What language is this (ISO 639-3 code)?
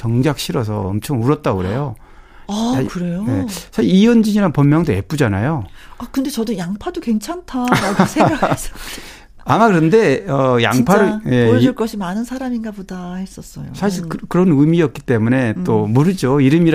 kor